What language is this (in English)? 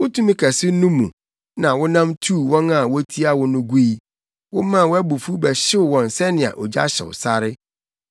Akan